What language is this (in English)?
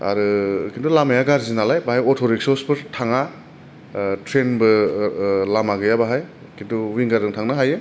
Bodo